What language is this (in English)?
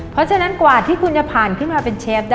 Thai